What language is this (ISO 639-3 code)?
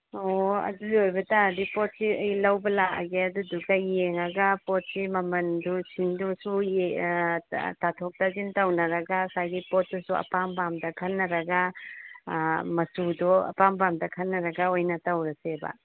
mni